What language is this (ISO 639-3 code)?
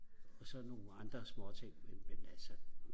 dan